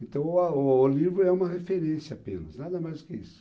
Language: Portuguese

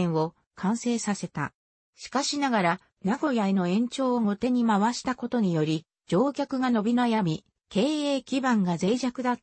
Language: Japanese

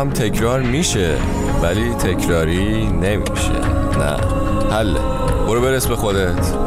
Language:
Persian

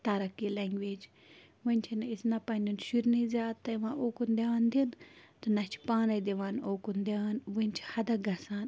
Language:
Kashmiri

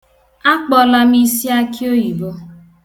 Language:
Igbo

